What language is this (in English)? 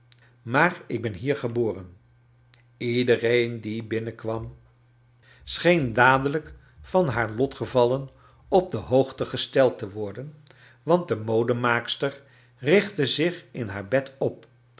Dutch